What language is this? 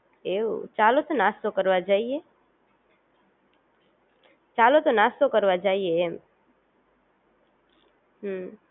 Gujarati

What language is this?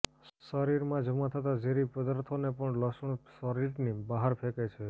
Gujarati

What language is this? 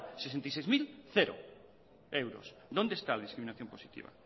Spanish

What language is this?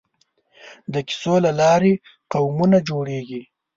Pashto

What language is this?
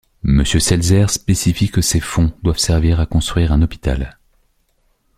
French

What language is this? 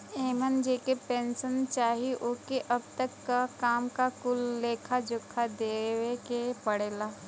Bhojpuri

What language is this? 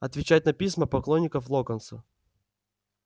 Russian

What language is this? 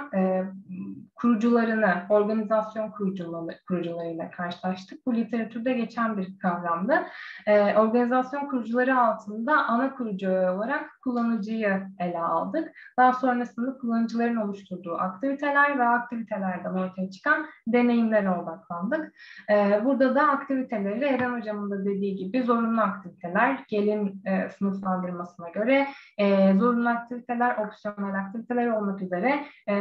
Turkish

